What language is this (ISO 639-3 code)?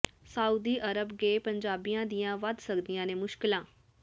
pan